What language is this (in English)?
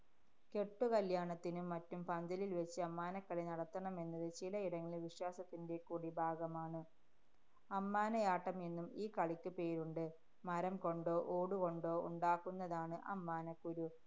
Malayalam